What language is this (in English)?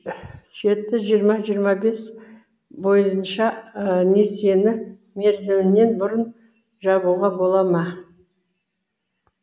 Kazakh